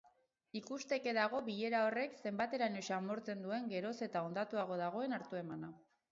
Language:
Basque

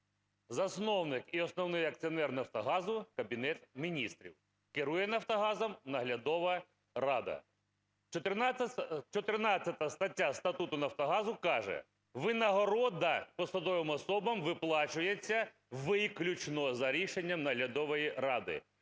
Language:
Ukrainian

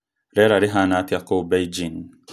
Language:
Kikuyu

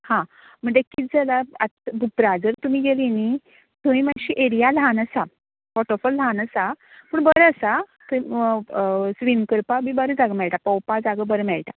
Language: Konkani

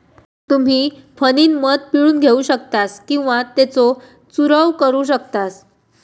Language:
Marathi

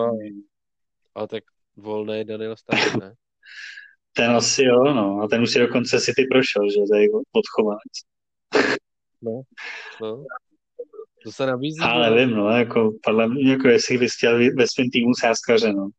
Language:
Czech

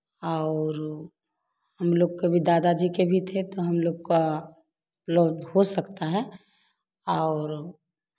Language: Hindi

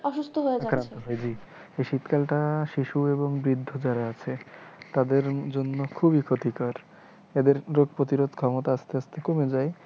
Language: Bangla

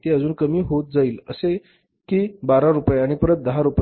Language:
Marathi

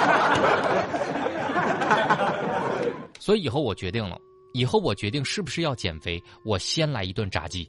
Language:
Chinese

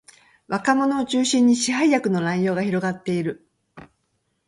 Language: Japanese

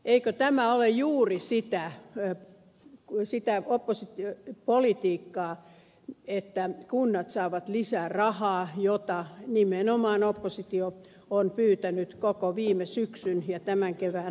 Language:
Finnish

